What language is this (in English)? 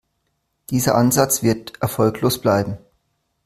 German